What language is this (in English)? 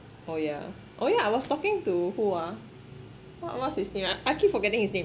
English